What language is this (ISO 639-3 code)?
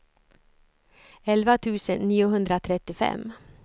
swe